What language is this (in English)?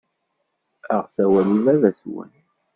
Kabyle